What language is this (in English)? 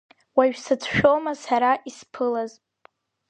Abkhazian